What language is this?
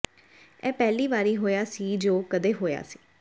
Punjabi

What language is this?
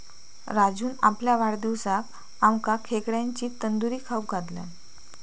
Marathi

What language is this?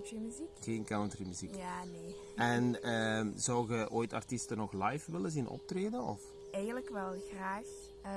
Dutch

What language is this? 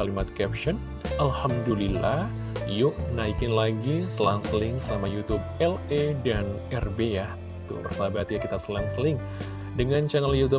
Indonesian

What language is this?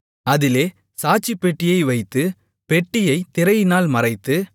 Tamil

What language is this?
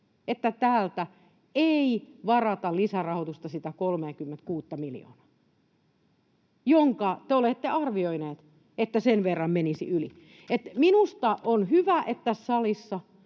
Finnish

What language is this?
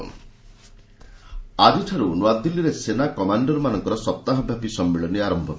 Odia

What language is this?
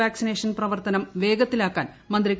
Malayalam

